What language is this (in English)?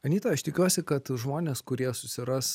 Lithuanian